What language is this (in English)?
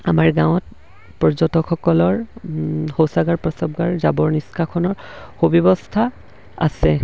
Assamese